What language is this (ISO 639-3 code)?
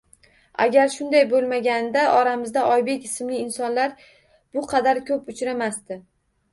uzb